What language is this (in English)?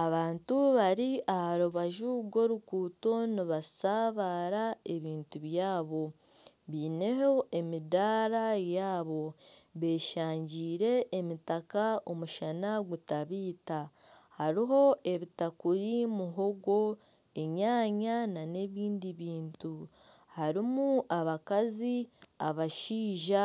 Nyankole